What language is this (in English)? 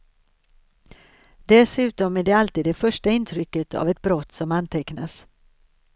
Swedish